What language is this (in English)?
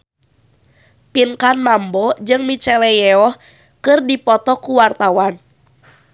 Sundanese